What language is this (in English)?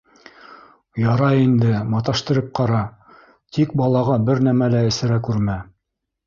Bashkir